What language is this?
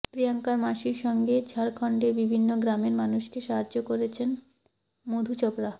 Bangla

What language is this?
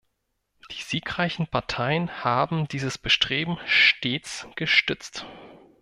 German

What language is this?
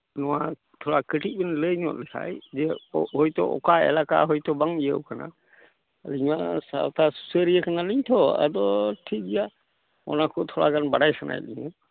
Santali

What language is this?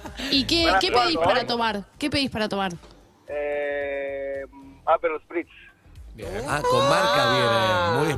Spanish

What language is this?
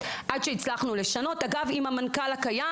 Hebrew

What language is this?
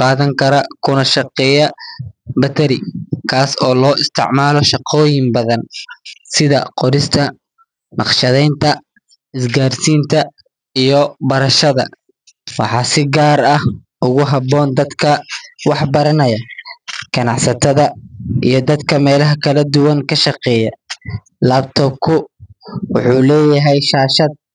Somali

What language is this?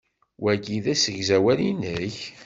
Kabyle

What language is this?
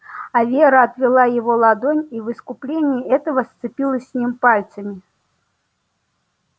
Russian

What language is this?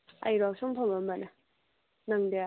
Manipuri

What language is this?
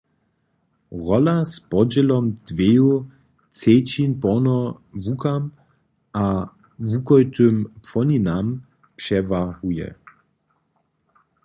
Upper Sorbian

